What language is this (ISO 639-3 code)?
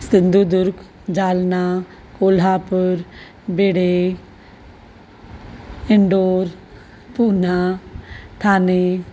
snd